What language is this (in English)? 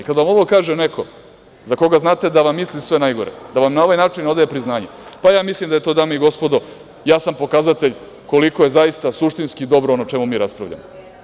Serbian